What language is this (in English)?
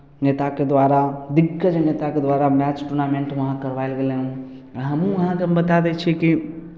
Maithili